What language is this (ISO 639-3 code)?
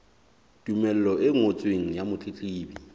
sot